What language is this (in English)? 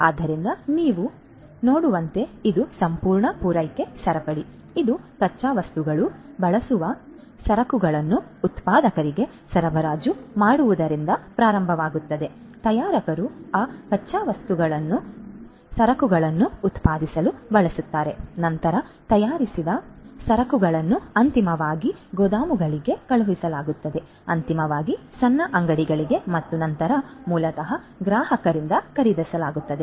Kannada